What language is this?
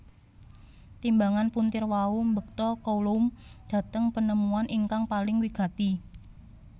Javanese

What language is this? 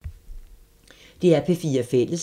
Danish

